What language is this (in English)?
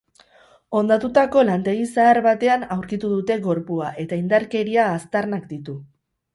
Basque